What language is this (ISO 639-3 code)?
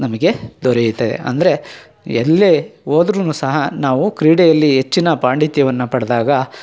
kan